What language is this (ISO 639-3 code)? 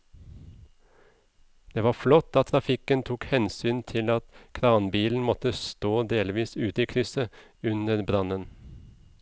nor